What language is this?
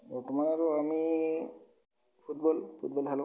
Assamese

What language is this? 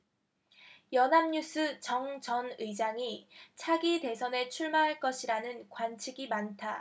Korean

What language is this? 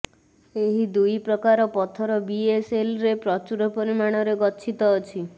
Odia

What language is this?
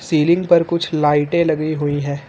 Hindi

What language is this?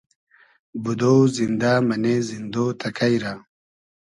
Hazaragi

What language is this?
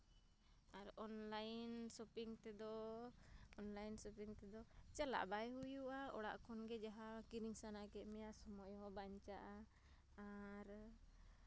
Santali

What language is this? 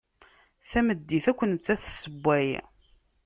Kabyle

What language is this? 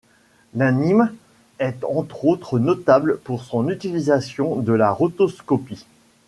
French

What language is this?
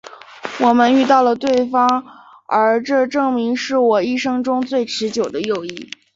Chinese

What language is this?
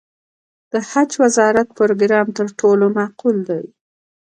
Pashto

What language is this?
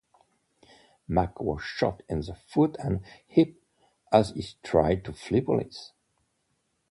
English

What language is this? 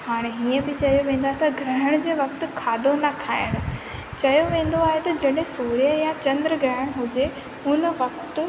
Sindhi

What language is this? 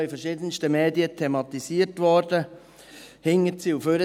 Swiss German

